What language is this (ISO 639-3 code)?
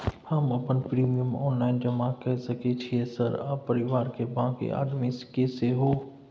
mai